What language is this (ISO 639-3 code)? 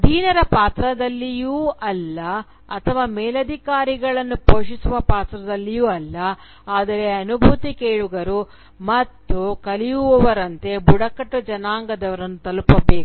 kan